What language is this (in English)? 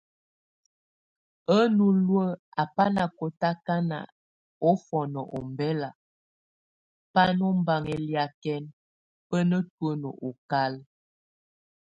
Tunen